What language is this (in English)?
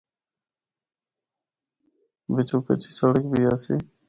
Northern Hindko